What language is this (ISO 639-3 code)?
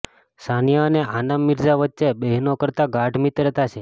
guj